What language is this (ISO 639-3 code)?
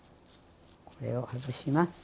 jpn